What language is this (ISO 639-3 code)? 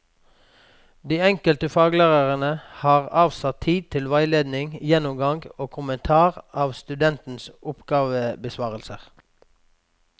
nor